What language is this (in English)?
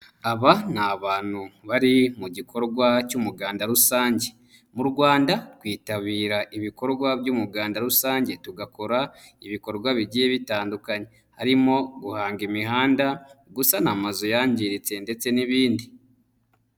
Kinyarwanda